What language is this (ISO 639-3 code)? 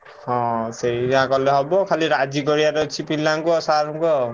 ori